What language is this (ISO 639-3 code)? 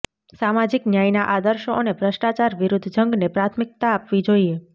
guj